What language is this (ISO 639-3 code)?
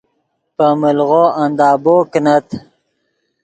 ydg